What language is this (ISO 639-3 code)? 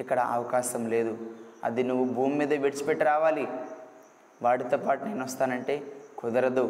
tel